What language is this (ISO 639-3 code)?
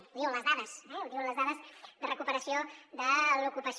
cat